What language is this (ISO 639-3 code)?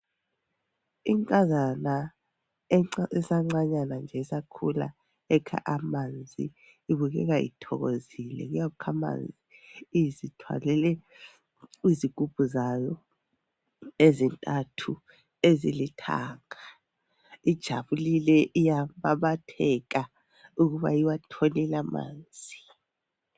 nde